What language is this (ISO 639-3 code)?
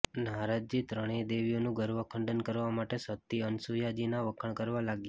guj